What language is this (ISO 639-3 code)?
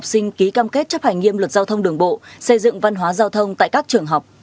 vie